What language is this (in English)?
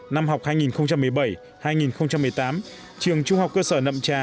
Vietnamese